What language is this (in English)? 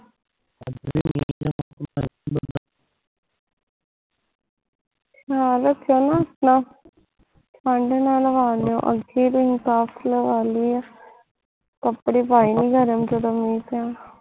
Punjabi